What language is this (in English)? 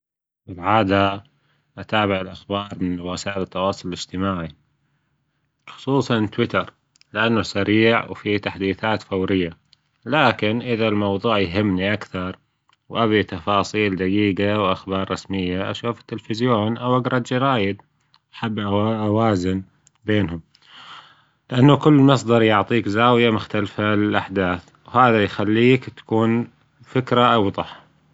Gulf Arabic